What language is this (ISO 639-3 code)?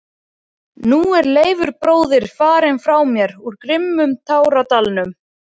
isl